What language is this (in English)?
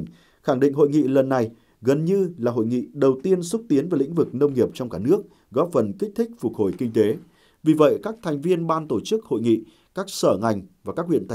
Vietnamese